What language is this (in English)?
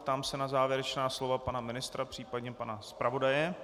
Czech